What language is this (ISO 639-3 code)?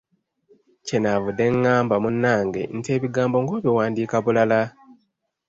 lug